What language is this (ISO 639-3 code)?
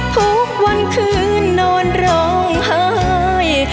tha